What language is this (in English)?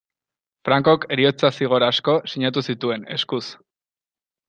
Basque